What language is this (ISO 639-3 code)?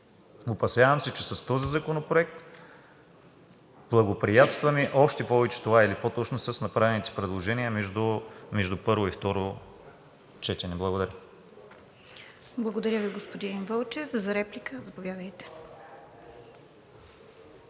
bul